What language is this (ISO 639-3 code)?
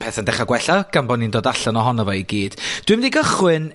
cym